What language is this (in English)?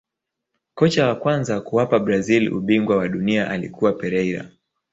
Swahili